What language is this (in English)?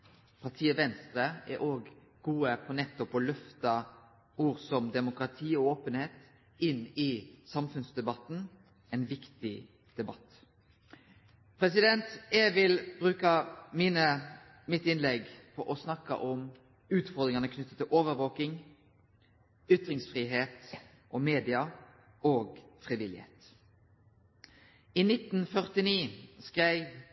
Norwegian Nynorsk